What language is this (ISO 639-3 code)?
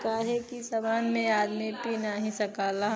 bho